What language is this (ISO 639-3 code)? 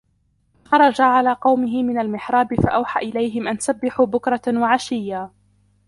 ara